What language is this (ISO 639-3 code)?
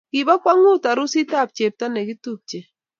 kln